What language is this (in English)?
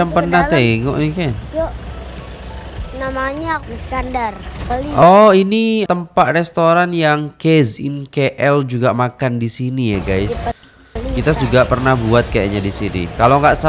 Indonesian